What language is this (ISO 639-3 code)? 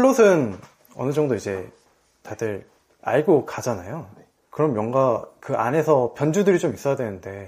kor